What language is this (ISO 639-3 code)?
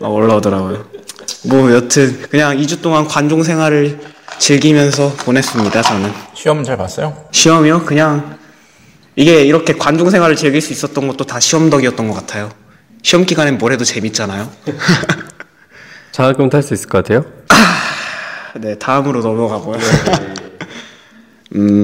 kor